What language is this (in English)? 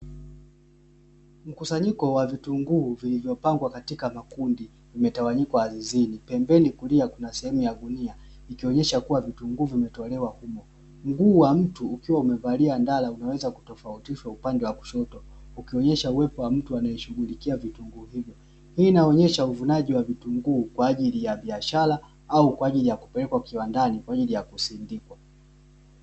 Swahili